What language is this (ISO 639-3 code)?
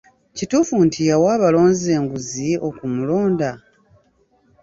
lug